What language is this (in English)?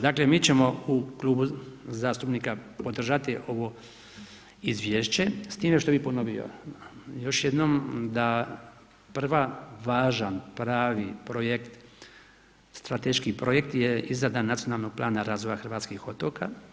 Croatian